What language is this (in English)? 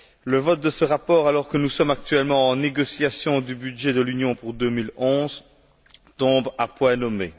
French